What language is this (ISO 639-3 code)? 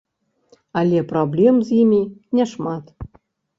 bel